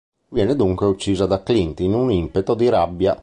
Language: Italian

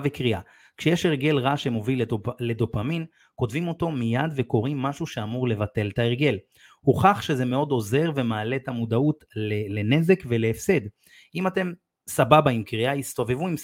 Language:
Hebrew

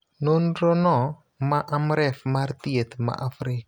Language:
Luo (Kenya and Tanzania)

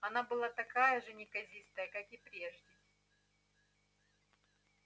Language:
Russian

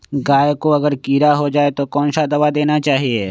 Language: Magahi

